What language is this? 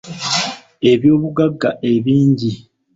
Ganda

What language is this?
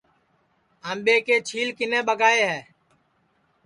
Sansi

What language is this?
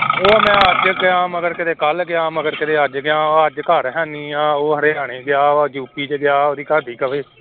Punjabi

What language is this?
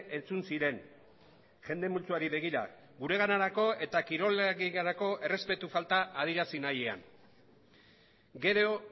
Basque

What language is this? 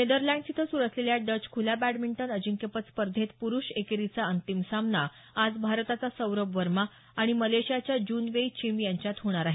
Marathi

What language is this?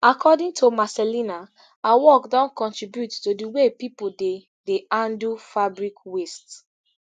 Nigerian Pidgin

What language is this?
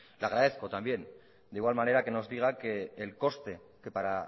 Spanish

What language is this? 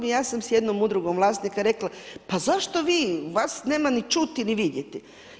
Croatian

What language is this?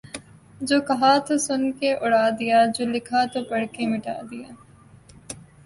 Urdu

